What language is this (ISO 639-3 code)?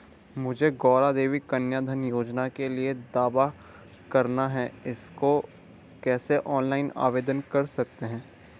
hin